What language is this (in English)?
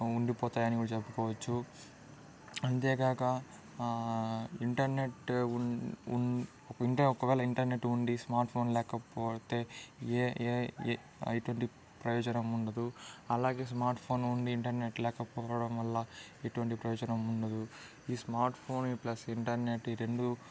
Telugu